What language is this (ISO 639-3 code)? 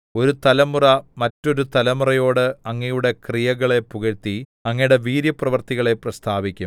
mal